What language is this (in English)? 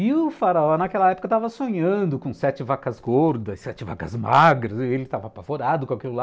Portuguese